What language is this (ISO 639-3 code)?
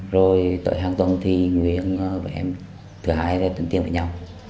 vie